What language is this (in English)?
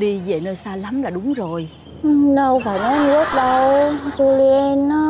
Vietnamese